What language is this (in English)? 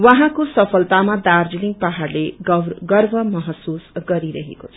Nepali